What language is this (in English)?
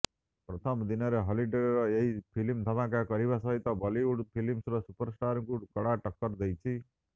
Odia